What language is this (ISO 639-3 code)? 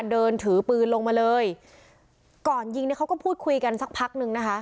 tha